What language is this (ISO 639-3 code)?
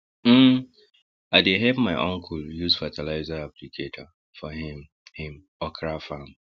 pcm